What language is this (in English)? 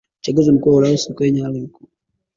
Swahili